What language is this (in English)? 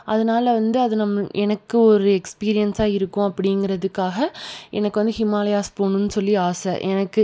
Tamil